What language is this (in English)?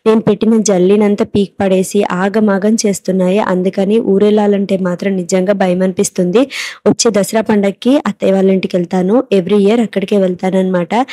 Telugu